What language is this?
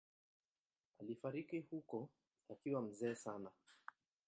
Swahili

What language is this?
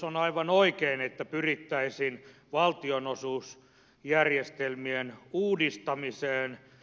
Finnish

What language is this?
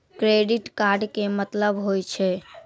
Maithili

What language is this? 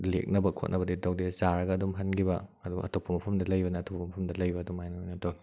Manipuri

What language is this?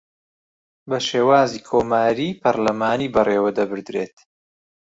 Central Kurdish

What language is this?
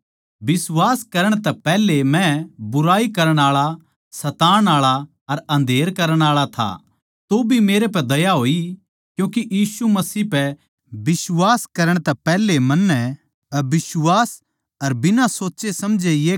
Haryanvi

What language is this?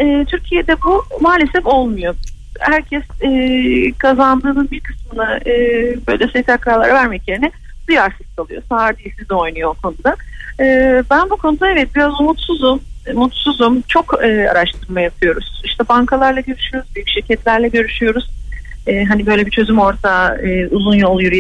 Turkish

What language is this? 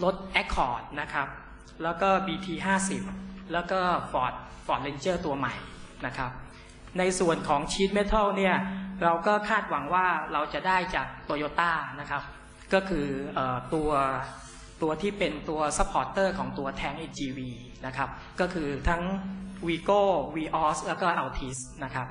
Thai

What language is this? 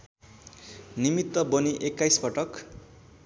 Nepali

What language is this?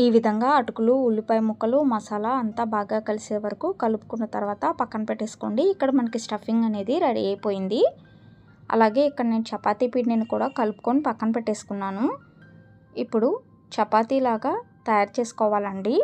Telugu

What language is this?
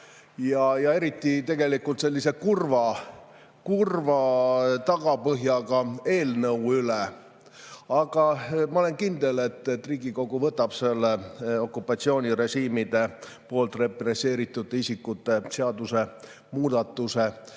Estonian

